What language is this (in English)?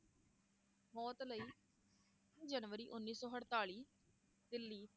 Punjabi